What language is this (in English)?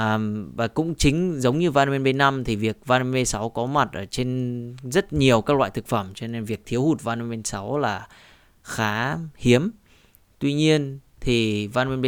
Vietnamese